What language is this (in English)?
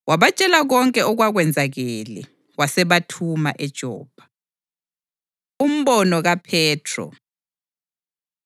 North Ndebele